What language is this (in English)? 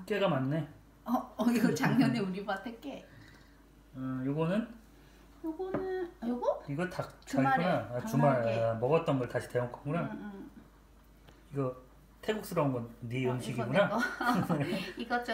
Korean